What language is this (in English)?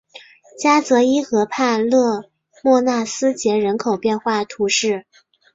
Chinese